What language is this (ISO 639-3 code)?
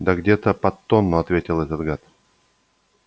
rus